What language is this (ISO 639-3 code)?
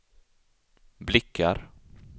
swe